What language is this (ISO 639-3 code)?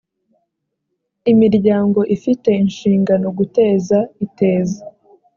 kin